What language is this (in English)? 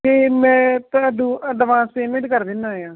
Punjabi